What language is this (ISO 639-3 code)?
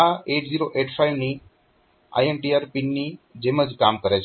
guj